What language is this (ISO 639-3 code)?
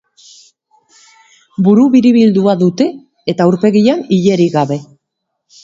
eus